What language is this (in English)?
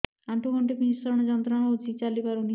Odia